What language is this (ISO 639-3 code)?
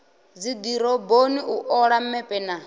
ven